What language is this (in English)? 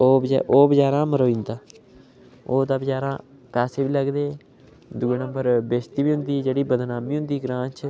Dogri